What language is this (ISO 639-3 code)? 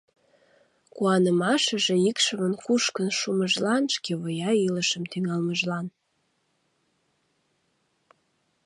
chm